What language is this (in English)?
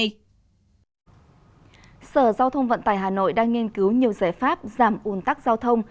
Vietnamese